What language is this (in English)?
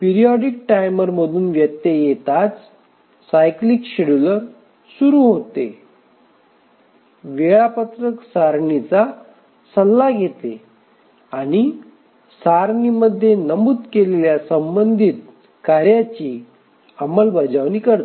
Marathi